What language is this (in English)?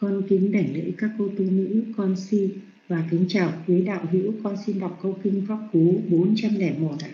Vietnamese